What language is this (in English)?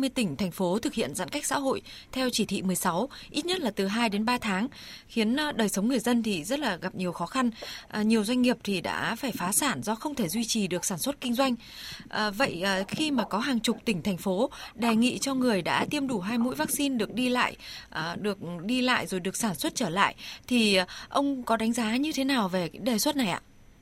Vietnamese